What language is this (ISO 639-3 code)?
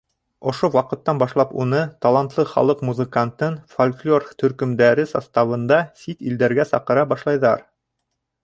bak